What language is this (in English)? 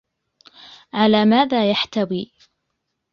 Arabic